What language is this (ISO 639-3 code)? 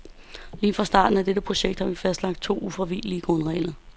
dan